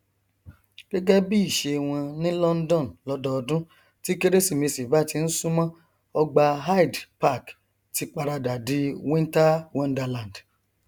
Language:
Yoruba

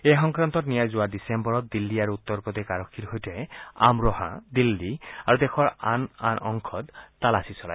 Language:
Assamese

